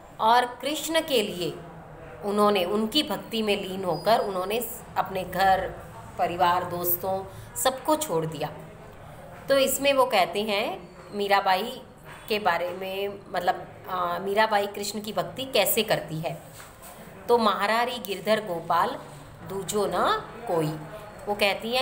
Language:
Hindi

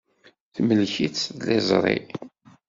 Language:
Kabyle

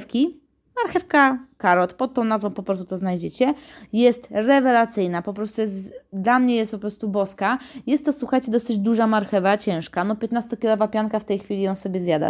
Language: Polish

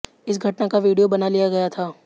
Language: Hindi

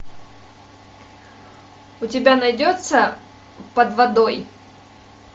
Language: Russian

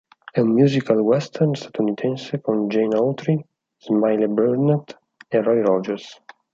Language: Italian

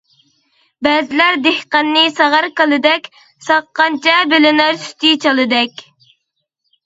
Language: Uyghur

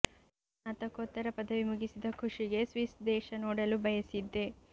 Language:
Kannada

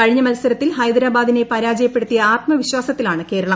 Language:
Malayalam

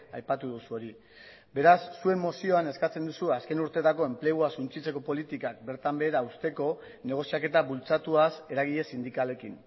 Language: Basque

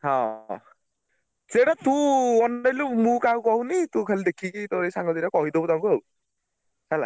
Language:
Odia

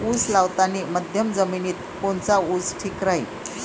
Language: Marathi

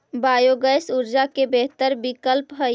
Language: Magahi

